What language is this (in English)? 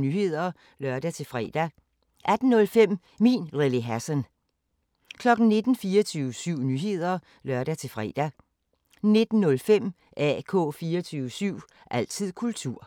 Danish